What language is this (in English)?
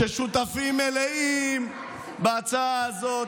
Hebrew